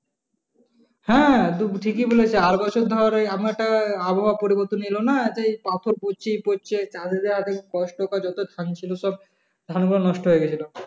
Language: Bangla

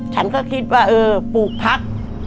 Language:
Thai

